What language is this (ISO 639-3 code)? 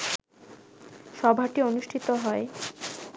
ben